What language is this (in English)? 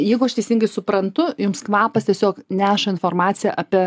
Lithuanian